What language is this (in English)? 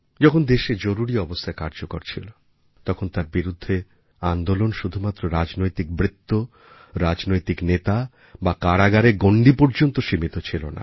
Bangla